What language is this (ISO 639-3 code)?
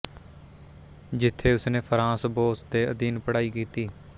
pan